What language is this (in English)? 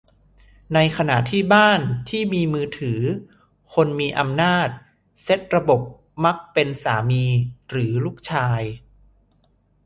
Thai